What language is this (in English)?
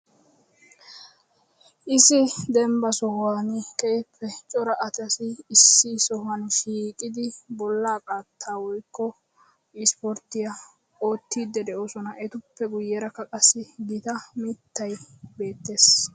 Wolaytta